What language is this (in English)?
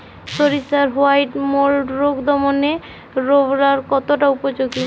Bangla